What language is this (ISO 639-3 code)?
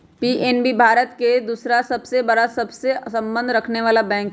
mag